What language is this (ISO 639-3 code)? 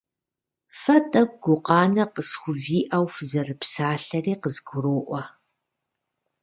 kbd